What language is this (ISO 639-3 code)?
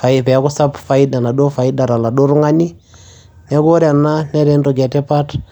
mas